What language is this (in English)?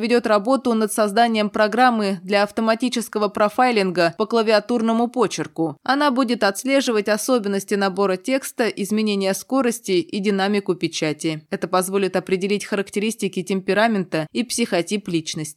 Russian